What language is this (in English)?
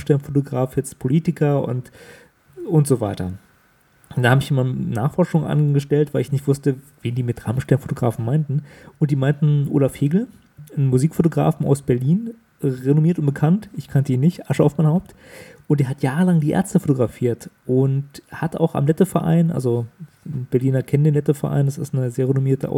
German